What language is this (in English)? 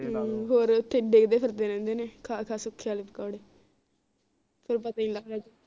Punjabi